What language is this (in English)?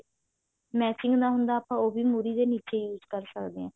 Punjabi